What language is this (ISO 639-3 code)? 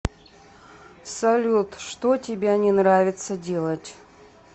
rus